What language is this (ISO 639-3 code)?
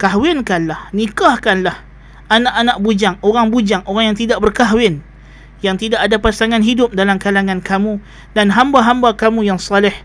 msa